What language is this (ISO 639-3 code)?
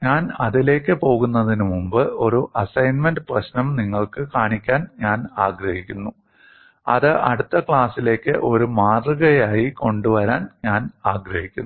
mal